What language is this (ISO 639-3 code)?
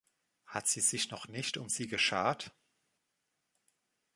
deu